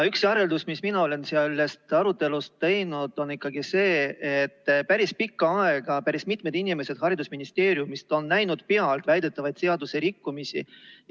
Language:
Estonian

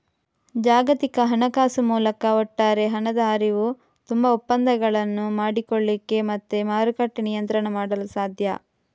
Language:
Kannada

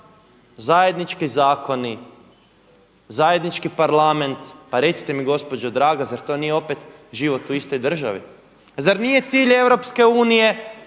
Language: Croatian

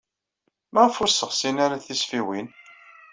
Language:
Kabyle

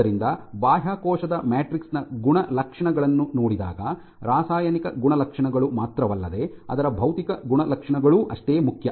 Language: Kannada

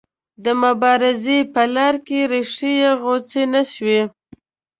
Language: Pashto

